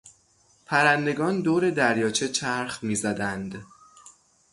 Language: Persian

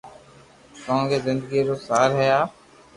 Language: Loarki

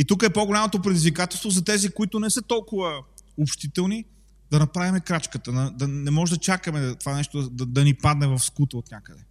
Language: Bulgarian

